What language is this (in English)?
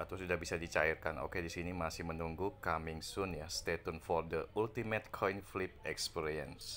Indonesian